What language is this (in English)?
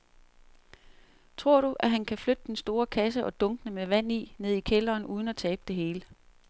Danish